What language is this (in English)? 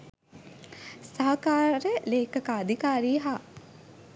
Sinhala